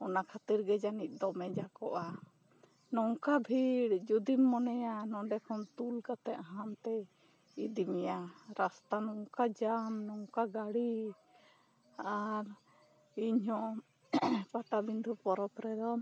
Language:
Santali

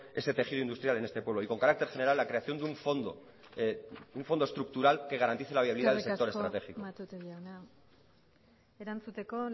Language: Spanish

